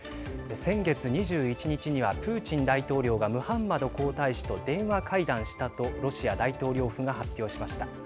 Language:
Japanese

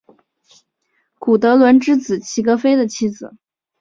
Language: Chinese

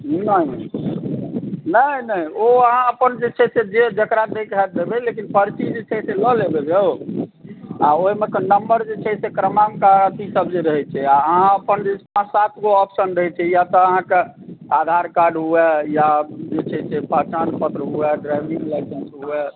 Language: Maithili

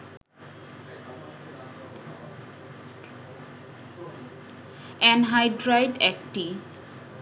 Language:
Bangla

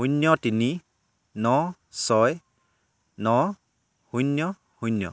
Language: Assamese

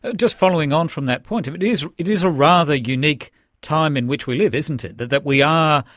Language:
English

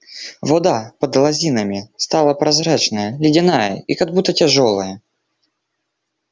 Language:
Russian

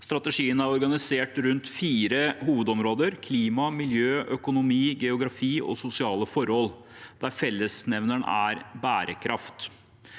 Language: Norwegian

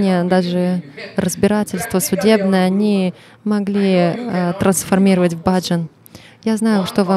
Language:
Russian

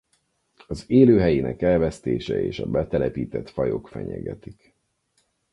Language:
Hungarian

